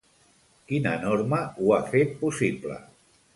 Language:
Catalan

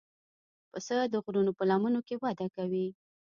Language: Pashto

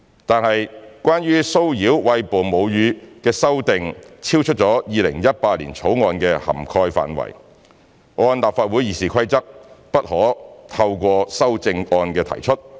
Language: Cantonese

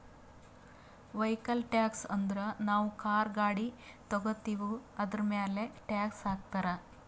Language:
Kannada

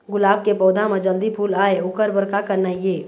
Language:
Chhattisgarhi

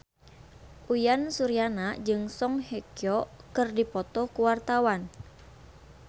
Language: Sundanese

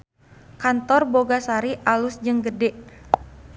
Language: Sundanese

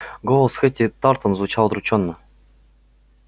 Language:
Russian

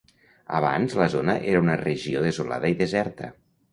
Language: Catalan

